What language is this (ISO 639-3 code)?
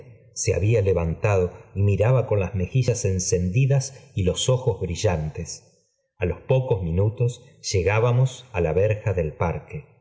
spa